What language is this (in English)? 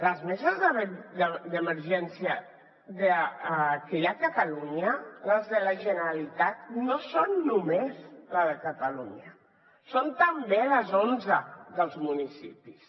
Catalan